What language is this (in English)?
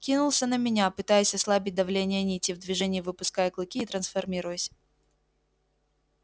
Russian